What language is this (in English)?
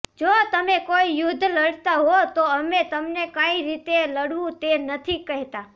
Gujarati